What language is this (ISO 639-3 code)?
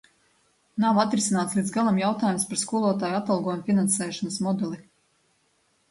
lav